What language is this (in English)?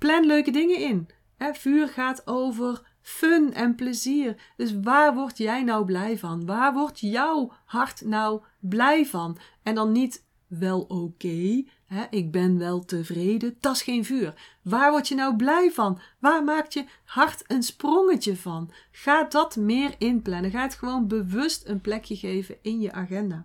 Dutch